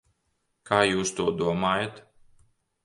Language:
Latvian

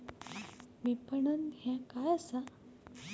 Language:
Marathi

